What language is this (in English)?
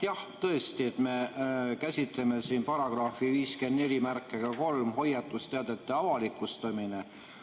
Estonian